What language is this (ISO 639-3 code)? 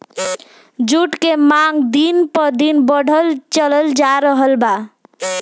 bho